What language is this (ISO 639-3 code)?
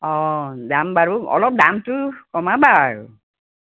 asm